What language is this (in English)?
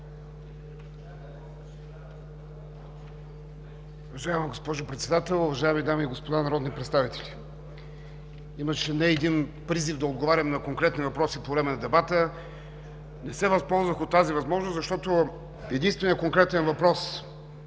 Bulgarian